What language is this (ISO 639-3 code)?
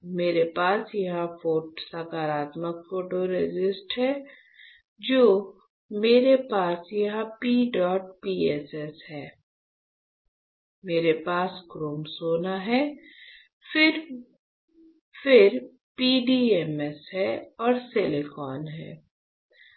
hin